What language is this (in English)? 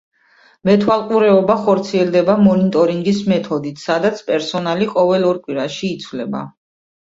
Georgian